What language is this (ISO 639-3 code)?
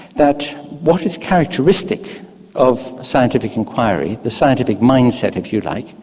eng